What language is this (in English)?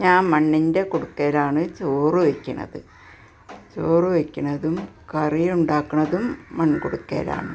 Malayalam